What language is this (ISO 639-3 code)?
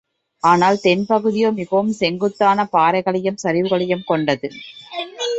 tam